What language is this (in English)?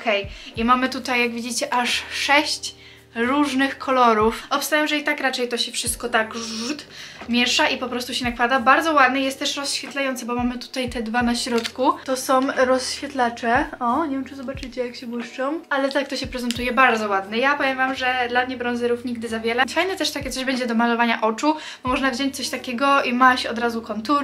Polish